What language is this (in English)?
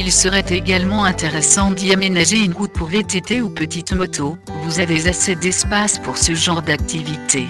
French